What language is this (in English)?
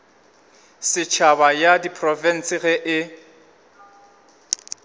Northern Sotho